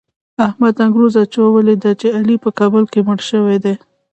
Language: Pashto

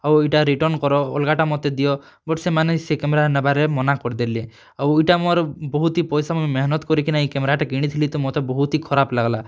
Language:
Odia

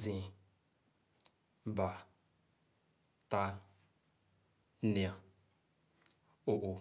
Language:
Khana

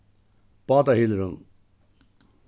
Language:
Faroese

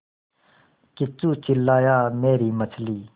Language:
Hindi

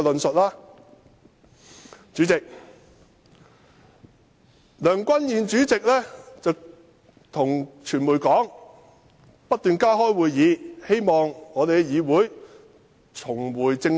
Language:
Cantonese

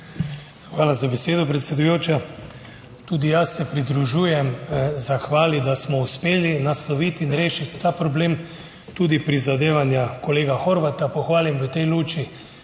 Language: Slovenian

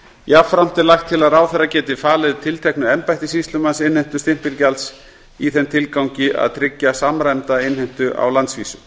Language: Icelandic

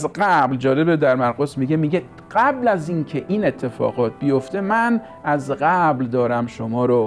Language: Persian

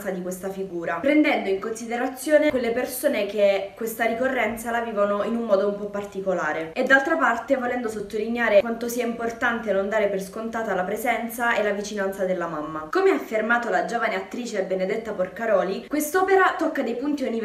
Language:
Italian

